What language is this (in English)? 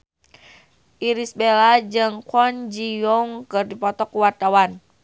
Sundanese